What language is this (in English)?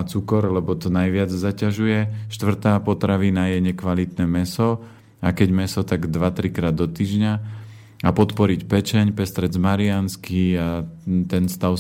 Slovak